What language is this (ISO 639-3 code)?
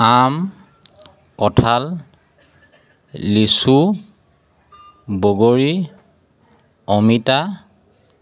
asm